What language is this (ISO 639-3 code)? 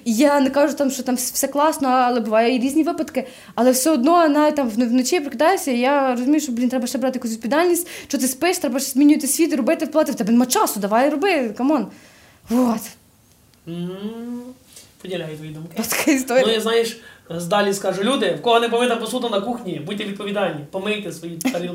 ukr